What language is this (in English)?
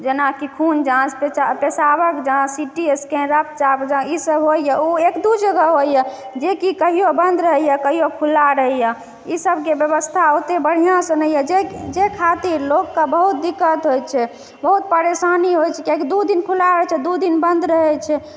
Maithili